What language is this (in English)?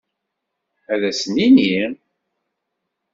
Kabyle